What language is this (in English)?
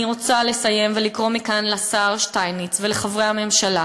Hebrew